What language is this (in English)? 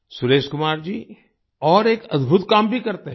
Hindi